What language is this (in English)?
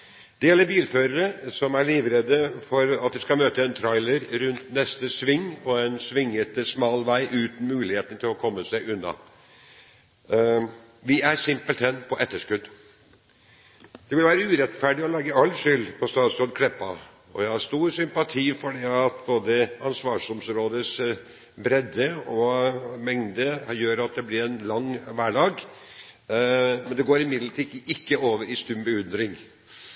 Norwegian Bokmål